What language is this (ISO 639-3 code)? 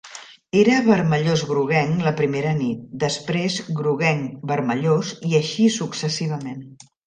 cat